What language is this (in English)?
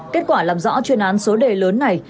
Vietnamese